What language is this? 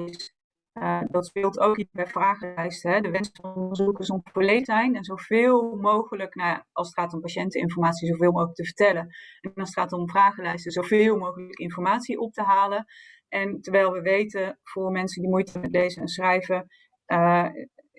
Dutch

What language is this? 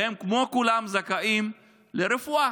Hebrew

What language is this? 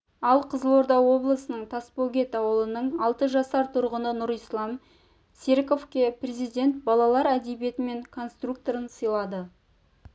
Kazakh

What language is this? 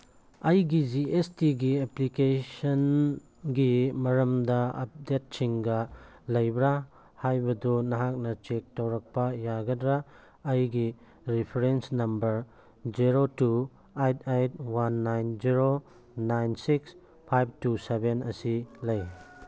Manipuri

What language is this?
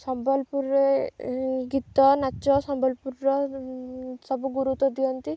Odia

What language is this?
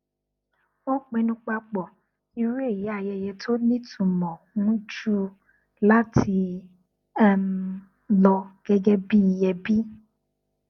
Yoruba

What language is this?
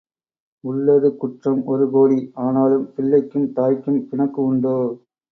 Tamil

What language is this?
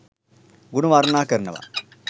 Sinhala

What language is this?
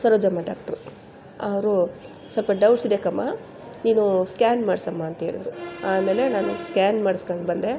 Kannada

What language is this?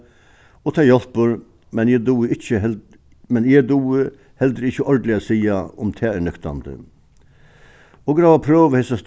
Faroese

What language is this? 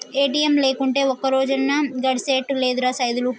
Telugu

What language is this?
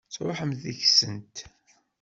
Kabyle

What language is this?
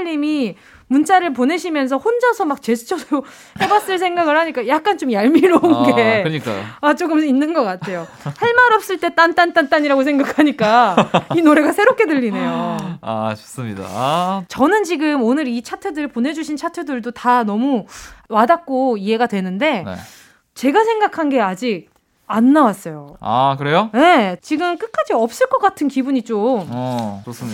Korean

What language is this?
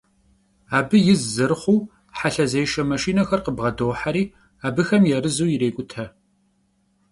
Kabardian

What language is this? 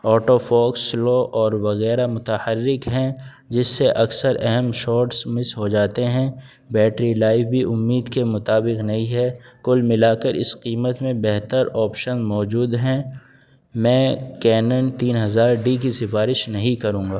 Urdu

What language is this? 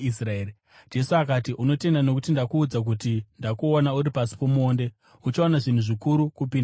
Shona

